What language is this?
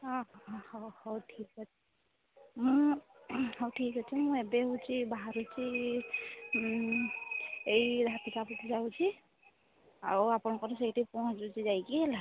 Odia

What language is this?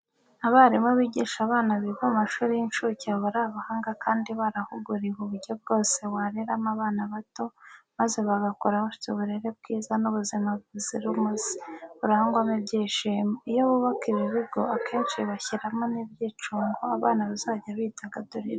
Kinyarwanda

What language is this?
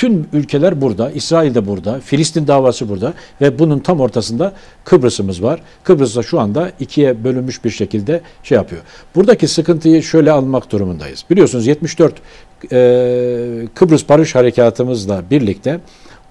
Turkish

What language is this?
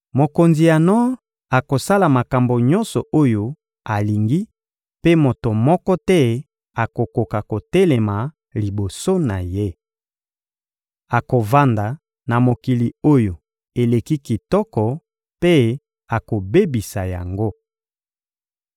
Lingala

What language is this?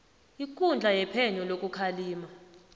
South Ndebele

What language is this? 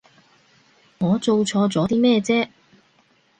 Cantonese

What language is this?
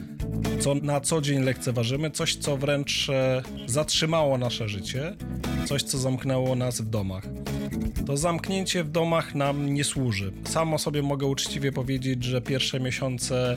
Polish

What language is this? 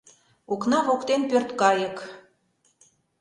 Mari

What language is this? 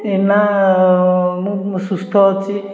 Odia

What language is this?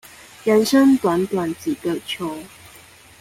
Chinese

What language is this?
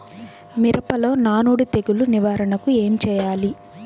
Telugu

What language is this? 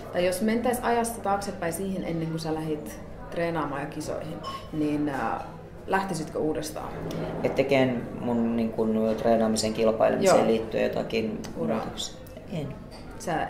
Finnish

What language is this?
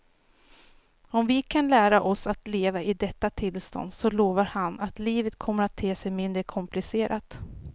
Swedish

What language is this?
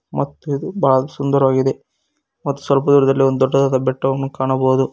Kannada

